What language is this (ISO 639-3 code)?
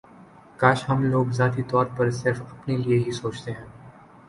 urd